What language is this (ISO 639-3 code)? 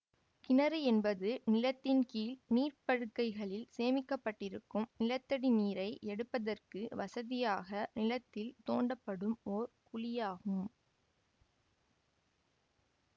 tam